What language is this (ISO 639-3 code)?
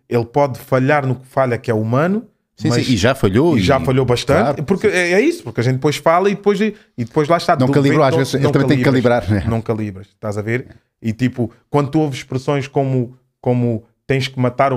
por